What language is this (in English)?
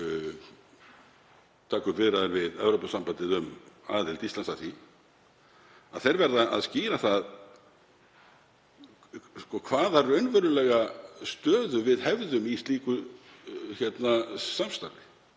Icelandic